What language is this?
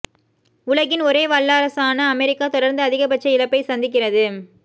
Tamil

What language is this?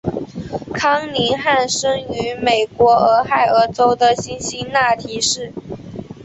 Chinese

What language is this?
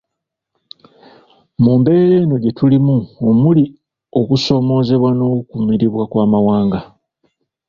Ganda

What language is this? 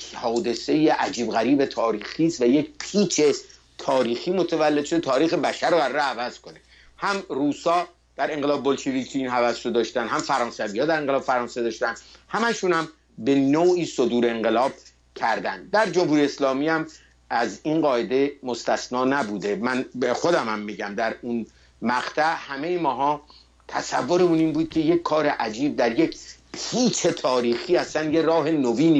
Persian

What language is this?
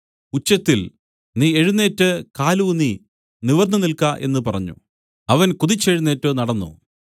Malayalam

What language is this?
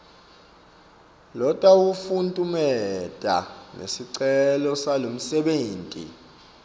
Swati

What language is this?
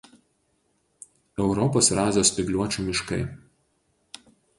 Lithuanian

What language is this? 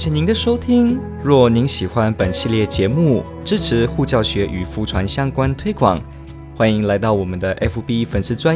Chinese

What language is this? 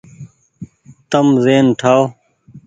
Goaria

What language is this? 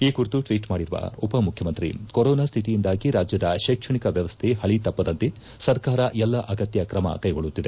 Kannada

